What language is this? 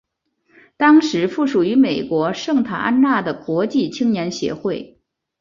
Chinese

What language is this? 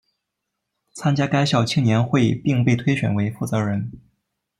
Chinese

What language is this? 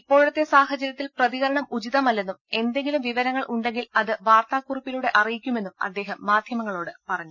Malayalam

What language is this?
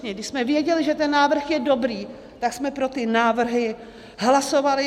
Czech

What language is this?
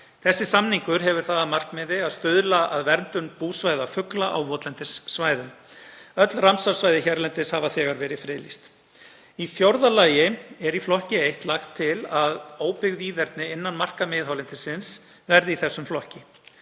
Icelandic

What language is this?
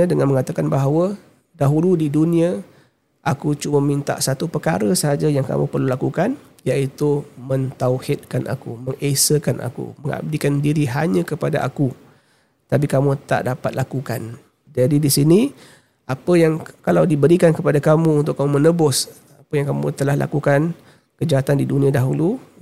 Malay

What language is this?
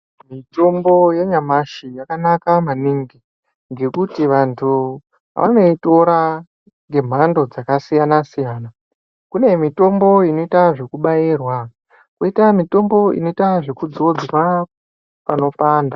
Ndau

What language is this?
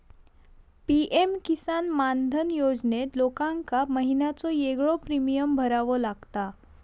Marathi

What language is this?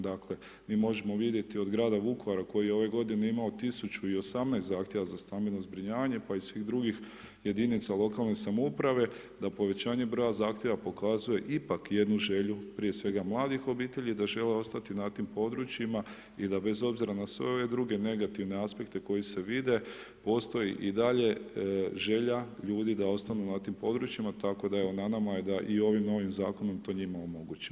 Croatian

